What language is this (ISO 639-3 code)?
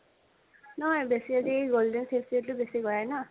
asm